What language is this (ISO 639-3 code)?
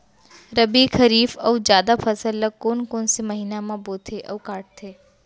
hne